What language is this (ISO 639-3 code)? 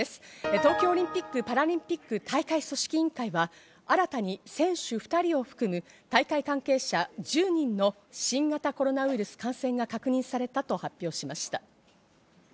jpn